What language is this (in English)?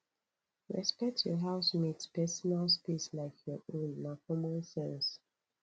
Nigerian Pidgin